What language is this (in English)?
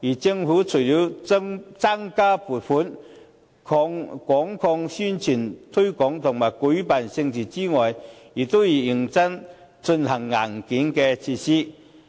Cantonese